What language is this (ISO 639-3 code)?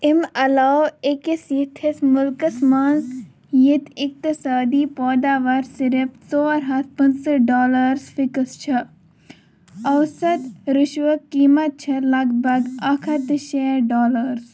kas